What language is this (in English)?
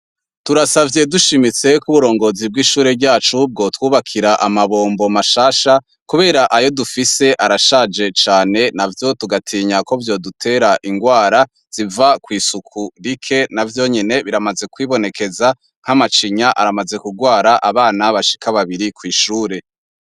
Rundi